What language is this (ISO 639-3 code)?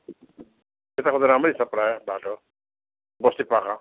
nep